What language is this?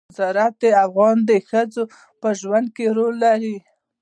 Pashto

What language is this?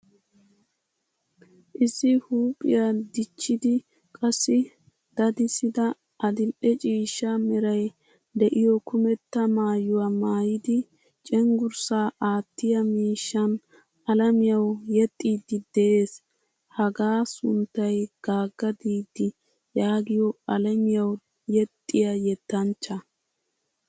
Wolaytta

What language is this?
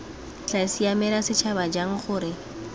Tswana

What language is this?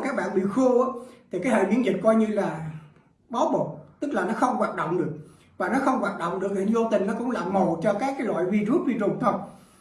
Vietnamese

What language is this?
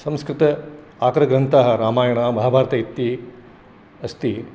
Sanskrit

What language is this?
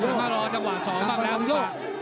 Thai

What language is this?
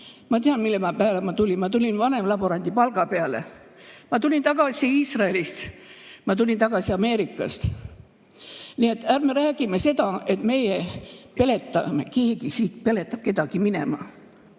Estonian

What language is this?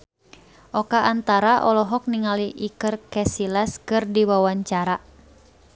Sundanese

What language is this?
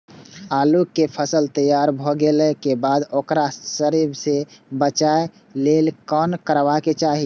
Maithili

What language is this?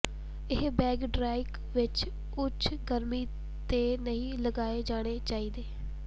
Punjabi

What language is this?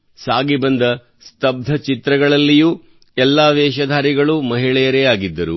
Kannada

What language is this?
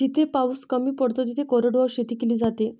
Marathi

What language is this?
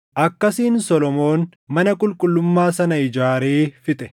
Oromo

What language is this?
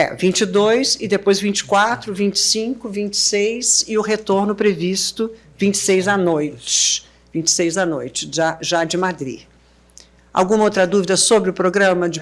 Portuguese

